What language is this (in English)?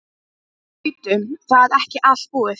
Icelandic